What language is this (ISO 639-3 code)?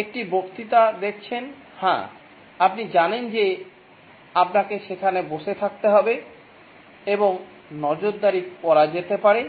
ben